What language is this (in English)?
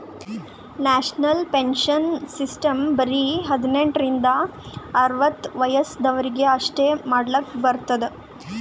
Kannada